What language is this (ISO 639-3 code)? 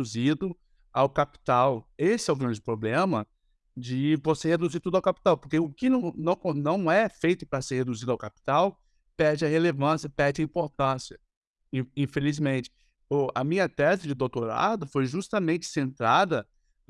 por